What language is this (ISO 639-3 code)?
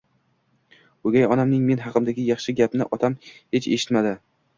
uzb